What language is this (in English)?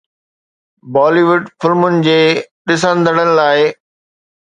Sindhi